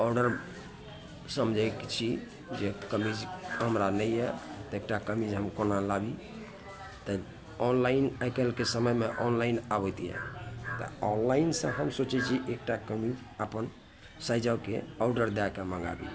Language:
Maithili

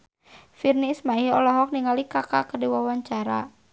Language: Sundanese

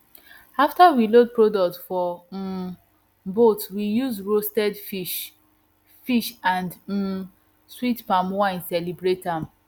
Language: Nigerian Pidgin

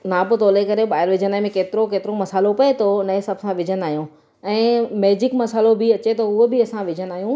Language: Sindhi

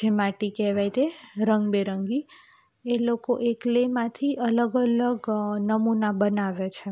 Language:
Gujarati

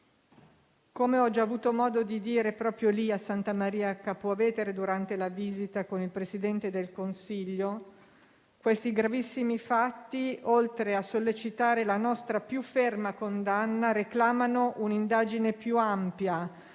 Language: Italian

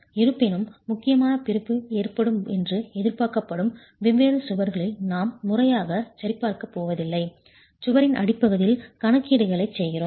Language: Tamil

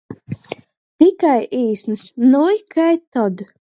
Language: Latgalian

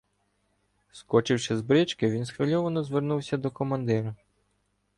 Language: Ukrainian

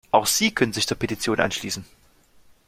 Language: German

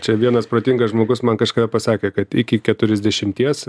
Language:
Lithuanian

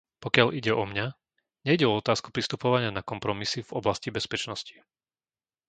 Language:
Slovak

